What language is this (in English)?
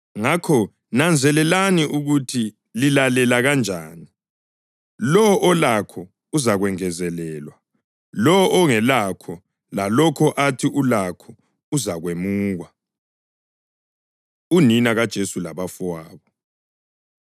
North Ndebele